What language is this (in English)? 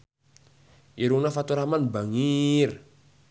Sundanese